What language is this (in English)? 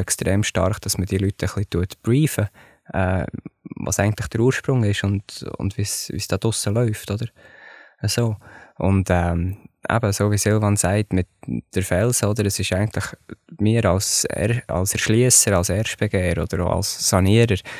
German